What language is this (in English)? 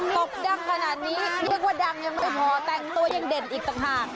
Thai